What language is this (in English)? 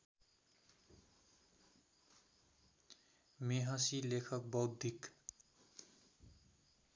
Nepali